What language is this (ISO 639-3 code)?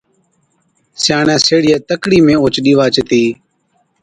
odk